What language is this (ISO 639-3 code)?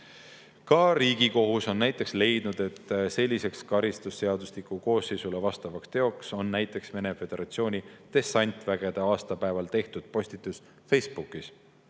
est